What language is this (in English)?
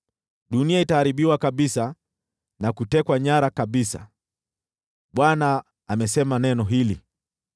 Swahili